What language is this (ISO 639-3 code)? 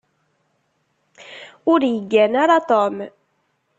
kab